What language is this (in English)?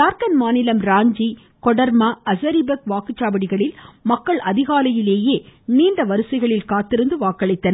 Tamil